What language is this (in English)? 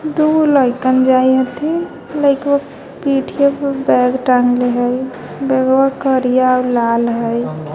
Magahi